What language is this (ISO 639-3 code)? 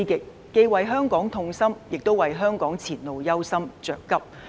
yue